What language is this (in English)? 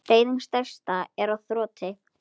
Icelandic